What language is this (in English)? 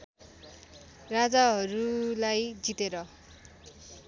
Nepali